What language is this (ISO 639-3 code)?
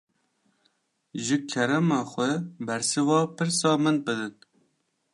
kur